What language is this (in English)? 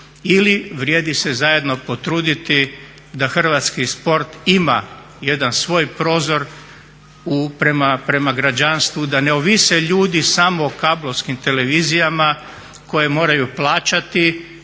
Croatian